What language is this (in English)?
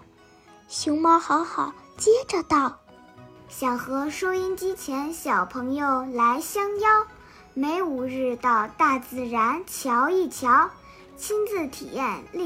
Chinese